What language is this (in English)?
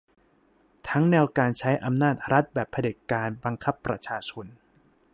Thai